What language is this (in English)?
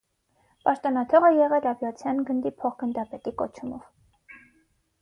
Armenian